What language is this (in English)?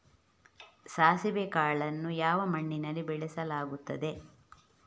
Kannada